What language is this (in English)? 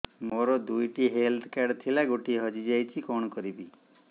Odia